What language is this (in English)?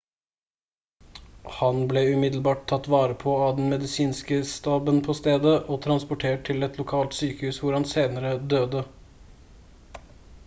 Norwegian Bokmål